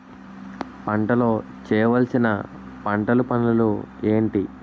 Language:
Telugu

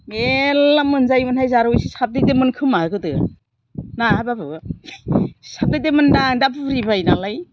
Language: Bodo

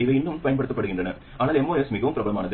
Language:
Tamil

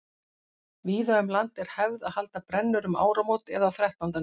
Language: Icelandic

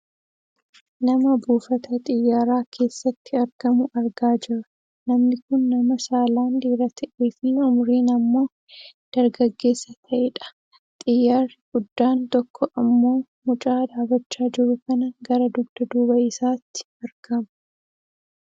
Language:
Oromo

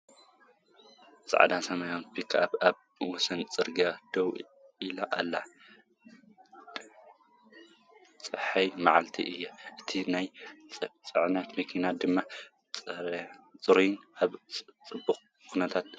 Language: Tigrinya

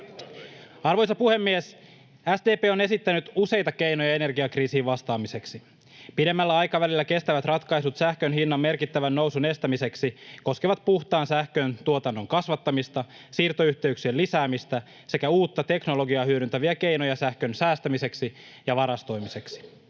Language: Finnish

